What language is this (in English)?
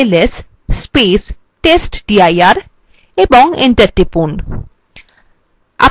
Bangla